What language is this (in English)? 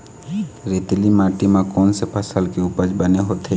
Chhattisgarhi